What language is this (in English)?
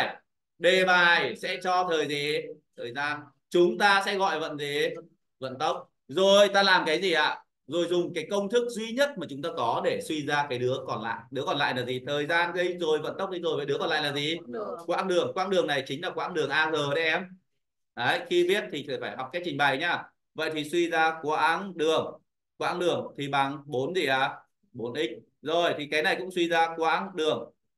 Vietnamese